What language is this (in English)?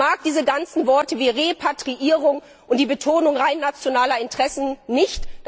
German